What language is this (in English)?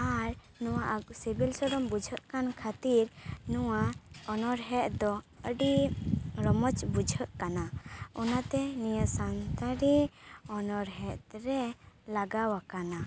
Santali